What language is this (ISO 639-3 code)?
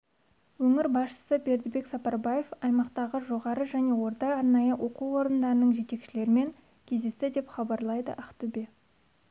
kaz